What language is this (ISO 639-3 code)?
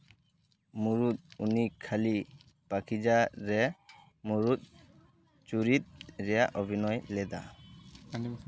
sat